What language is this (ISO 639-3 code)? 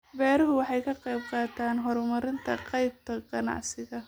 som